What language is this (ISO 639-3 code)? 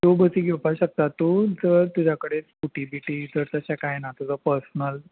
kok